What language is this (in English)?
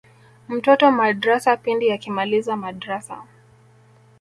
Swahili